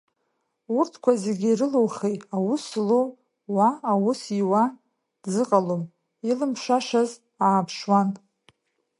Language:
Abkhazian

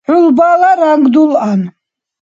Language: Dargwa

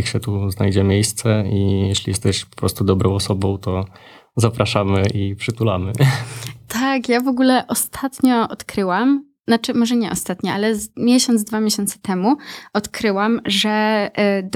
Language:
Polish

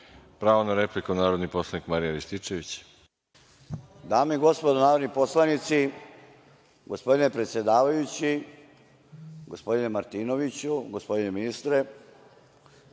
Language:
Serbian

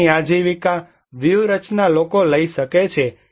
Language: Gujarati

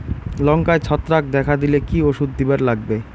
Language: Bangla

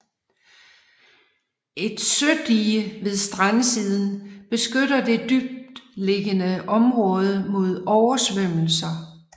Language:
Danish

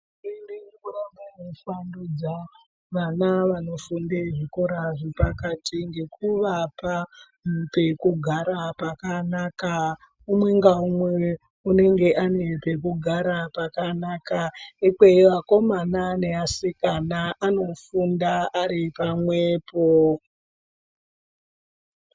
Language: Ndau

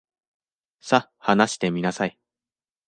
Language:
Japanese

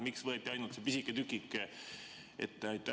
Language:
Estonian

